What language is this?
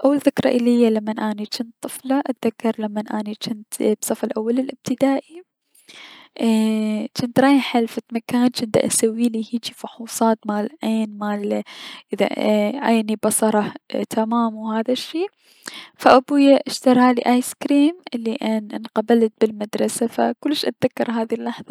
Mesopotamian Arabic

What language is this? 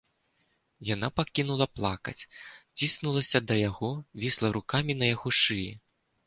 Belarusian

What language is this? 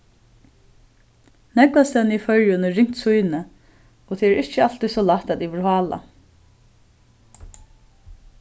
Faroese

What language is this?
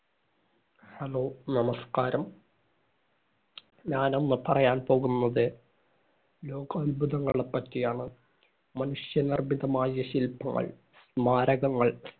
Malayalam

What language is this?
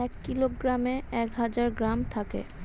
Bangla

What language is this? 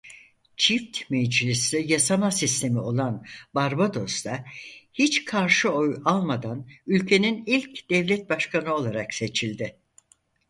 Turkish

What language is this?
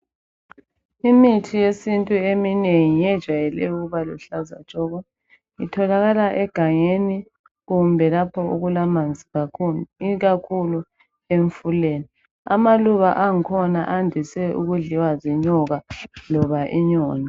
North Ndebele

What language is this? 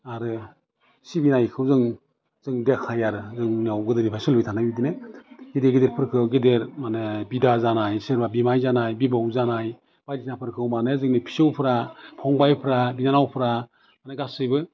Bodo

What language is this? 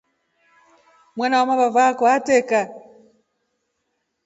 Rombo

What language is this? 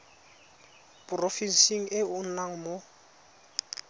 Tswana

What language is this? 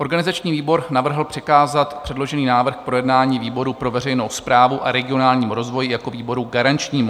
Czech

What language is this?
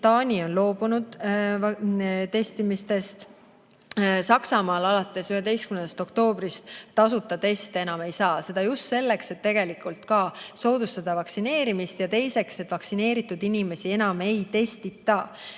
Estonian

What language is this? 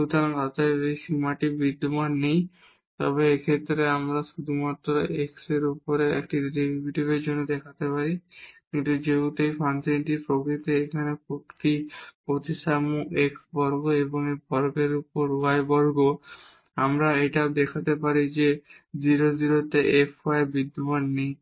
Bangla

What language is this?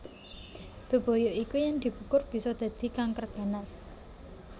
Javanese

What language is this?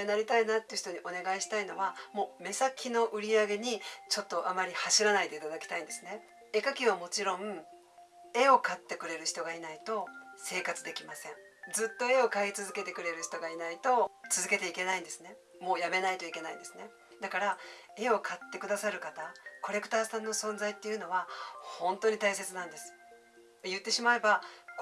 Japanese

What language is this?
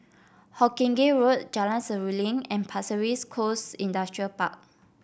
English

